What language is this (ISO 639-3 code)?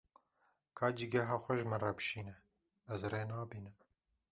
kur